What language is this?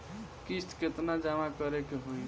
Bhojpuri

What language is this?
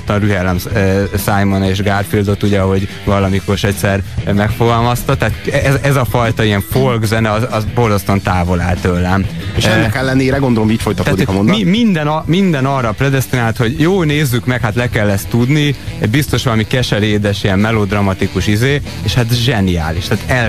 Hungarian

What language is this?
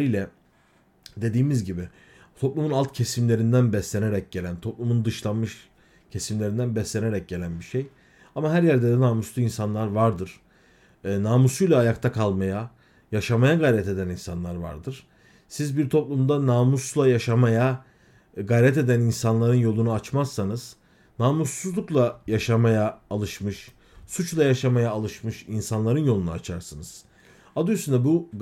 Turkish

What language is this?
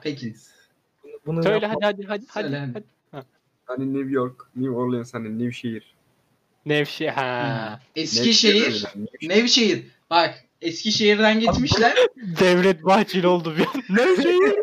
Turkish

